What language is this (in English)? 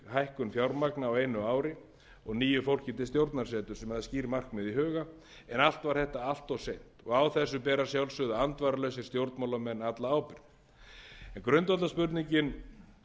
Icelandic